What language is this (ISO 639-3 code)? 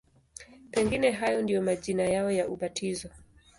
swa